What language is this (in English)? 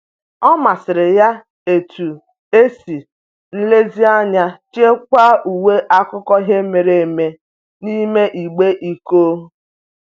Igbo